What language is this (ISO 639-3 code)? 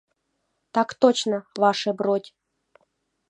chm